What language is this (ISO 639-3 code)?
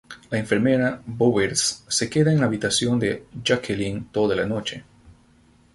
spa